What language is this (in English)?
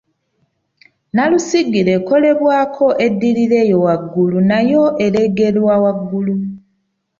Ganda